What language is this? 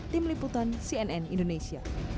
Indonesian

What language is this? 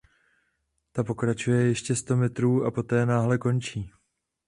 Czech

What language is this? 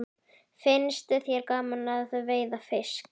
Icelandic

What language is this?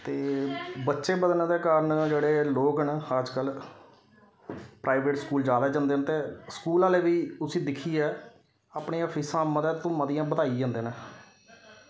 Dogri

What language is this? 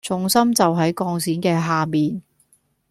Cantonese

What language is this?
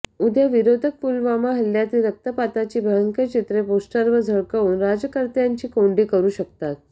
Marathi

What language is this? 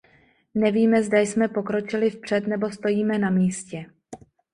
Czech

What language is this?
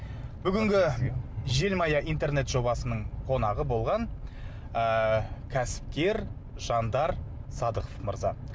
Kazakh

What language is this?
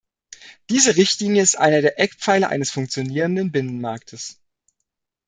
German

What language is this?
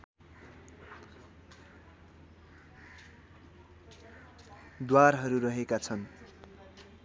Nepali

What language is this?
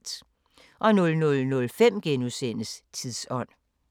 Danish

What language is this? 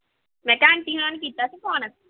Punjabi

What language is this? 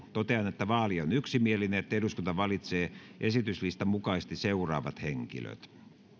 Finnish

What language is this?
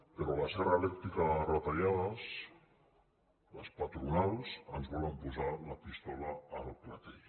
Catalan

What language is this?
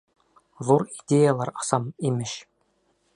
Bashkir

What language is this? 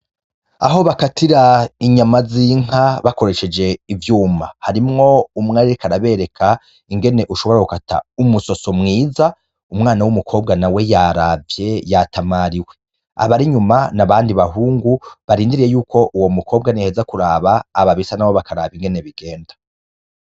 Rundi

